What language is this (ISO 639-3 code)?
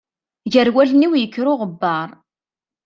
kab